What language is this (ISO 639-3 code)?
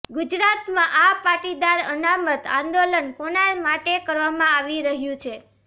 guj